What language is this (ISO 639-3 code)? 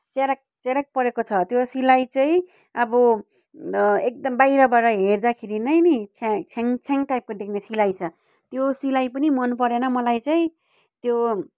nep